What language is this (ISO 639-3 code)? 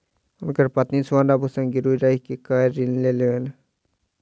mai